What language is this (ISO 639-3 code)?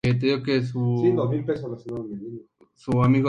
spa